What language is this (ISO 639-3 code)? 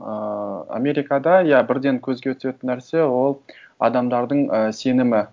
kaz